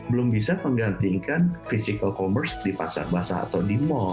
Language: Indonesian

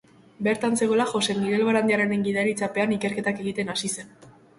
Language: Basque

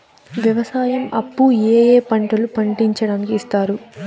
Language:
Telugu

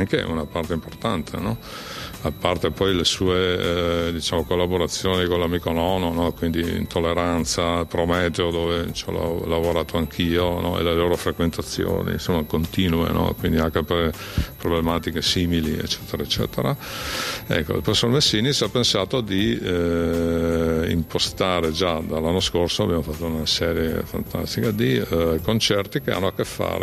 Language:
Italian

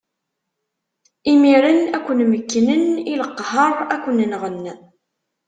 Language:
Kabyle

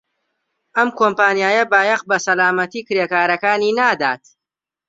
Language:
Central Kurdish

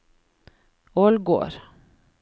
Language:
Norwegian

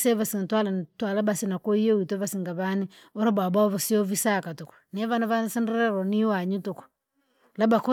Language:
Langi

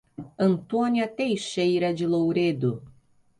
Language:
Portuguese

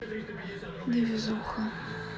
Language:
Russian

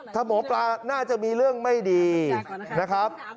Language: Thai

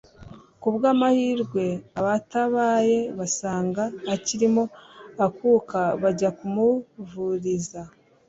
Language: Kinyarwanda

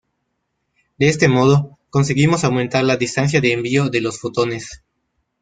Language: Spanish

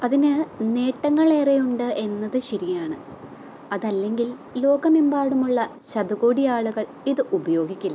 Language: Malayalam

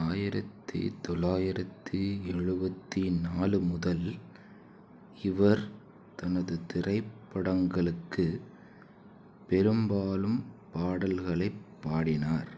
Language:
Tamil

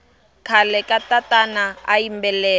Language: Tsonga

